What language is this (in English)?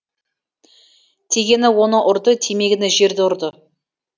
Kazakh